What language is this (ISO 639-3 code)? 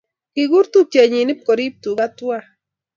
kln